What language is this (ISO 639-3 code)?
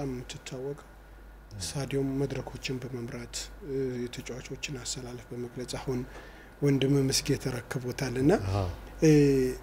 tur